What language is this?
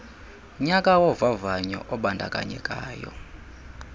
Xhosa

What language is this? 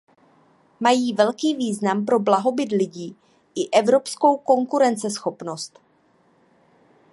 Czech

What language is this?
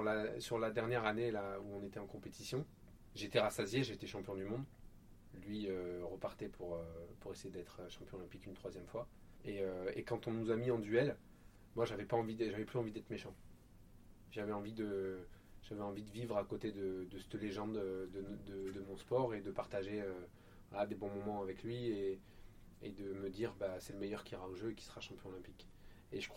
French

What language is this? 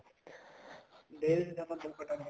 Punjabi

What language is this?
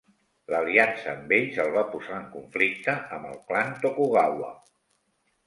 Catalan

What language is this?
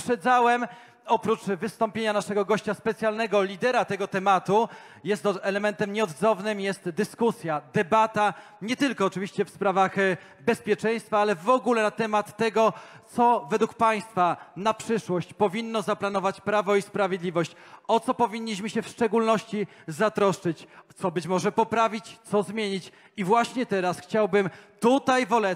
Polish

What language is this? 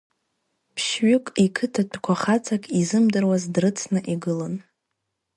Abkhazian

